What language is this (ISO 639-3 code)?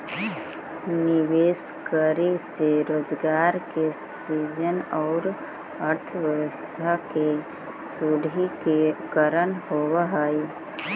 mag